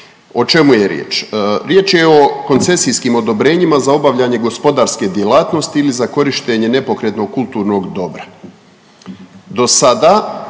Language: Croatian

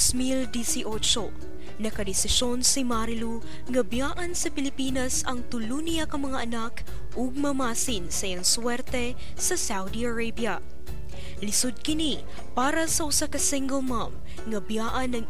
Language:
Filipino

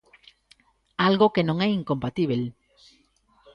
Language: Galician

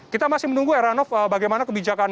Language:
Indonesian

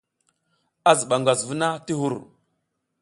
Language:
South Giziga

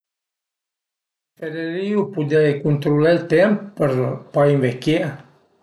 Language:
Piedmontese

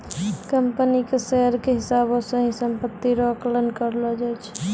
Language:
Maithili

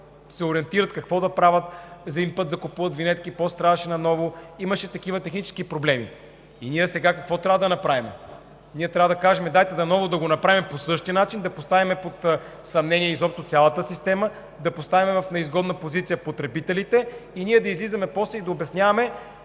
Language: Bulgarian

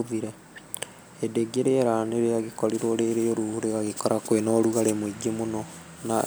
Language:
Kikuyu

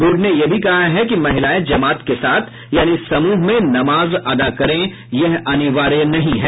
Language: Hindi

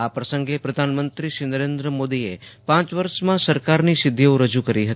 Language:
Gujarati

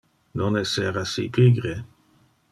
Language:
Interlingua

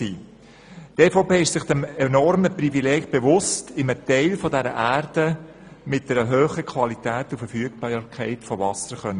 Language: Swiss German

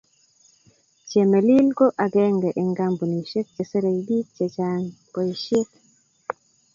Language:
Kalenjin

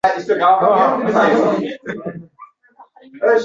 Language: Uzbek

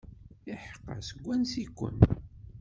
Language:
Kabyle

